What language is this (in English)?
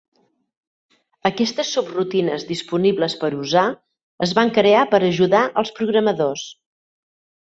Catalan